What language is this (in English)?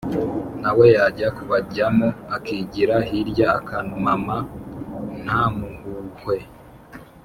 Kinyarwanda